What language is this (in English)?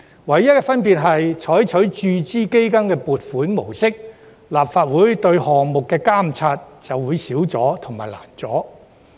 Cantonese